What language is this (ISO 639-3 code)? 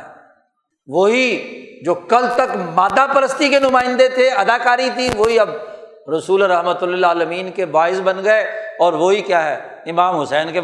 urd